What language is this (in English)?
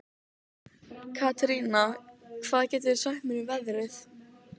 Icelandic